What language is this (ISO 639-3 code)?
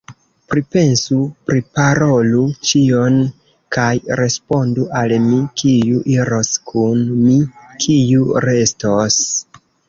epo